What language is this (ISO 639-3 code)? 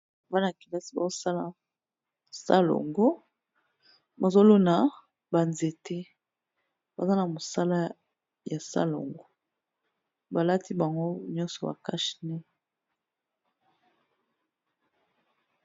lin